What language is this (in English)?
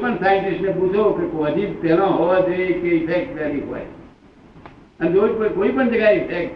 Gujarati